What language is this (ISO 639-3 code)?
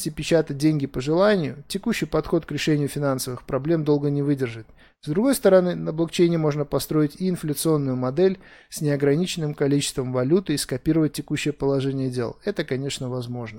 rus